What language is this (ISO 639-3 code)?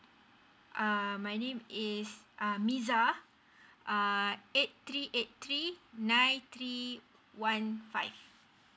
eng